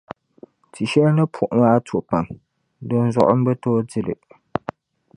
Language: Dagbani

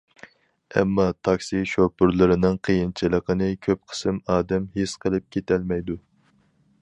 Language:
Uyghur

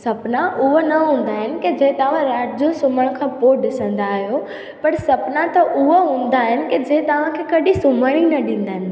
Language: Sindhi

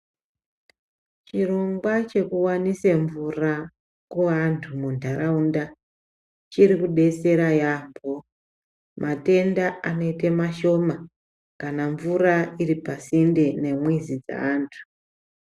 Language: Ndau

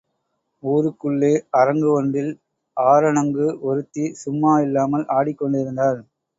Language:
Tamil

